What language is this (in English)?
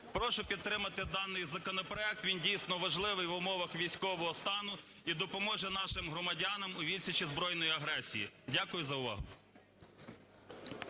Ukrainian